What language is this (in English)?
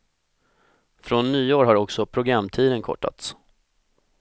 Swedish